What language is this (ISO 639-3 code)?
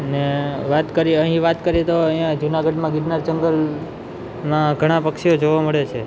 guj